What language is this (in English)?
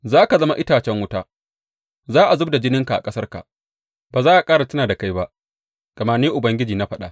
Hausa